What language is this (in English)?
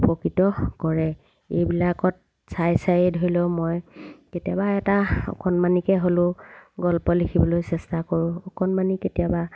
Assamese